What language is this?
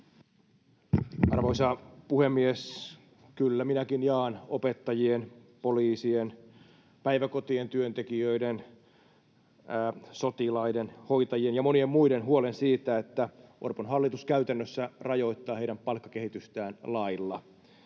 Finnish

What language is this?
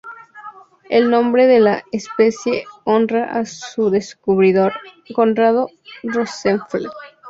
Spanish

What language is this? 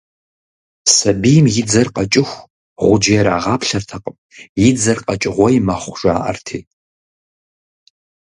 Kabardian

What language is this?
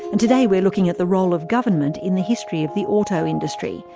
English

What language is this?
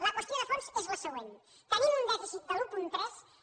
Catalan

